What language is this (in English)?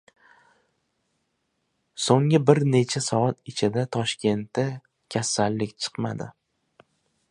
Uzbek